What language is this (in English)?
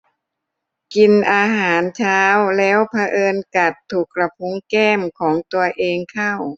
Thai